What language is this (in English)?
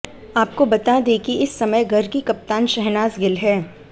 Hindi